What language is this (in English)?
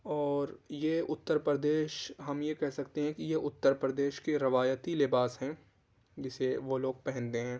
Urdu